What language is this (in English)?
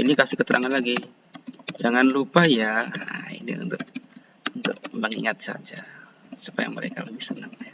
Indonesian